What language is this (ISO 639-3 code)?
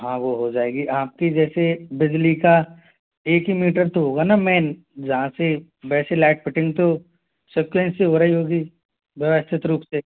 hin